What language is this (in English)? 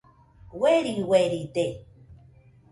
Nüpode Huitoto